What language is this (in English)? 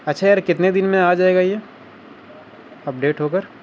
Urdu